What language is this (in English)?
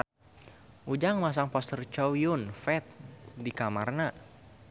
Sundanese